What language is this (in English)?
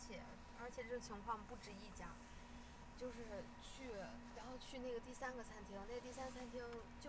Chinese